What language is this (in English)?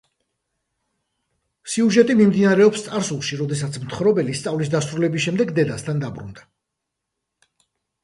Georgian